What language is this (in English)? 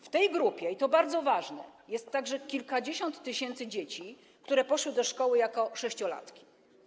Polish